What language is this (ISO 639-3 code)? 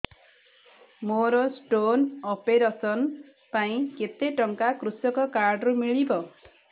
ori